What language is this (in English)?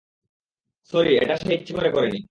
Bangla